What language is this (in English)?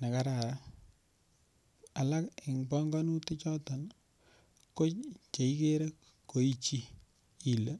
Kalenjin